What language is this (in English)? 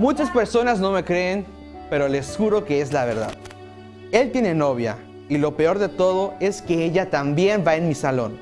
Spanish